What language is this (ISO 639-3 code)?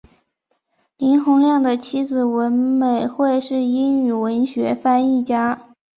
zho